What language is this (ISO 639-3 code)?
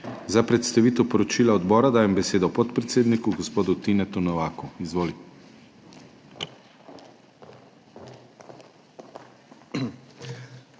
slv